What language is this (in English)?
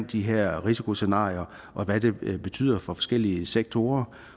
Danish